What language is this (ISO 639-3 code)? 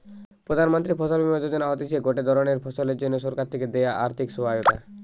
ben